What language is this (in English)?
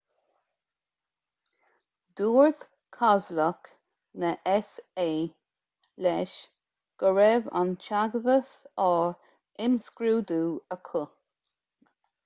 Irish